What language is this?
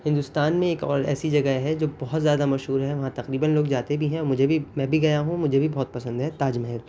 Urdu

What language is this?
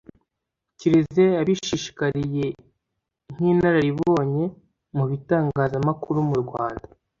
Kinyarwanda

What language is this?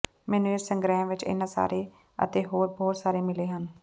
Punjabi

